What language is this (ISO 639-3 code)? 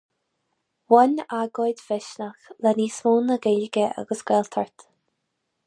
gle